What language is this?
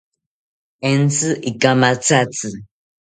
South Ucayali Ashéninka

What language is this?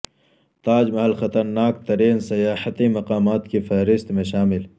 Urdu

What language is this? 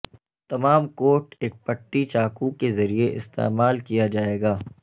Urdu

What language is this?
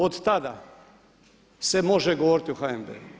Croatian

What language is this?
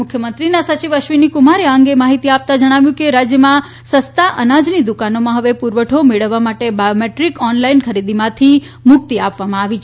Gujarati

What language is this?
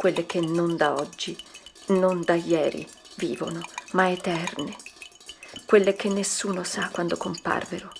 Italian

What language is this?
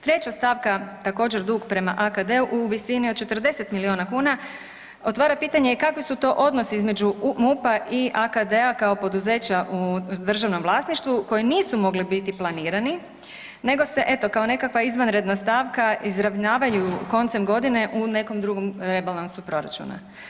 Croatian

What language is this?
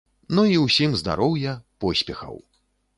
Belarusian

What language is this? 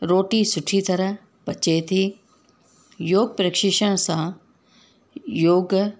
Sindhi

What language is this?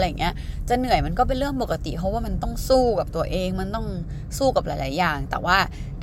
Thai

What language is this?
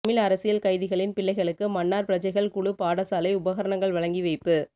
Tamil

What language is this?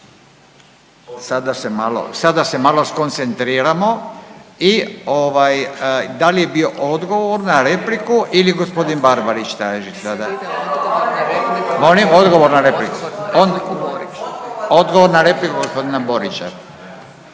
Croatian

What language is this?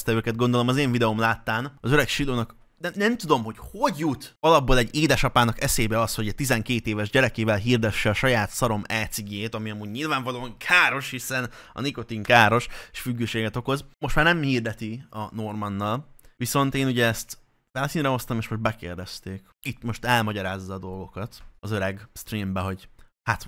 Hungarian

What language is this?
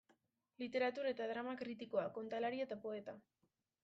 Basque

